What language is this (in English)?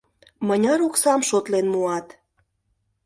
Mari